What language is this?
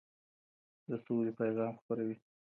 Pashto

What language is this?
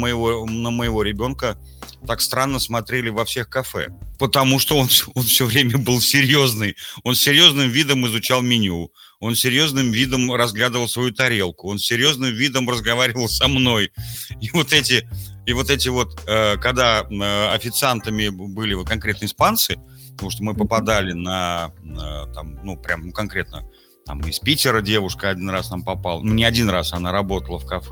Russian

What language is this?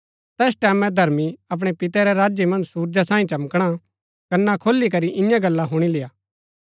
Gaddi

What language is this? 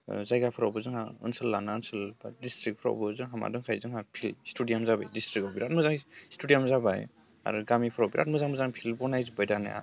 Bodo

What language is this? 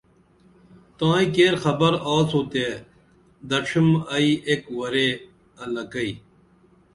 Dameli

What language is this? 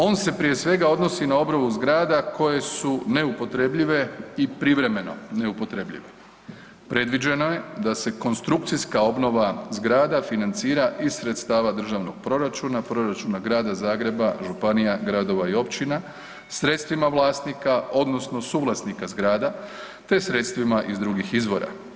Croatian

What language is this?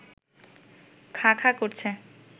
Bangla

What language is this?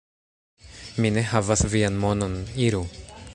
Esperanto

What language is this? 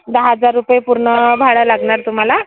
Marathi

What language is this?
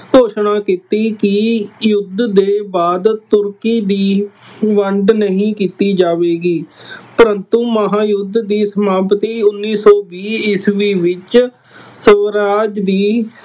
Punjabi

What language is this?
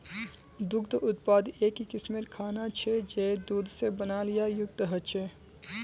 Magahi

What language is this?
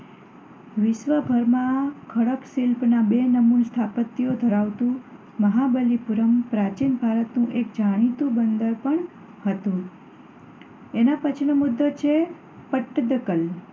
Gujarati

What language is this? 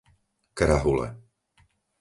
Slovak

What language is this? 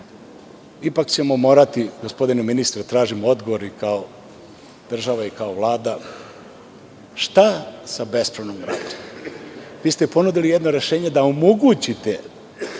Serbian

